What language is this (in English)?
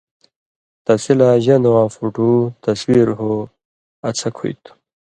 Indus Kohistani